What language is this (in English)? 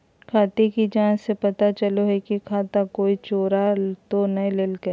Magahi